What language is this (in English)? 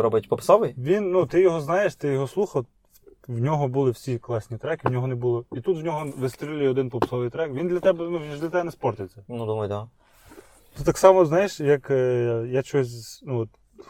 Ukrainian